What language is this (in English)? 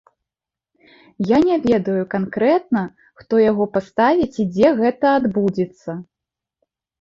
Belarusian